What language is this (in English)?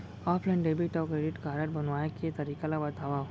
Chhattisgarhi